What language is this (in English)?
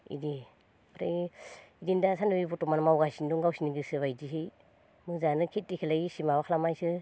Bodo